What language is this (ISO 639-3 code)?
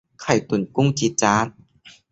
tha